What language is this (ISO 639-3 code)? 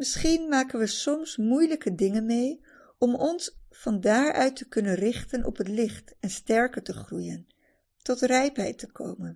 nld